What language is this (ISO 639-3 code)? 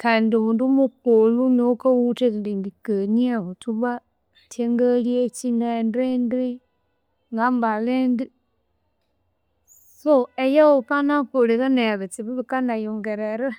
koo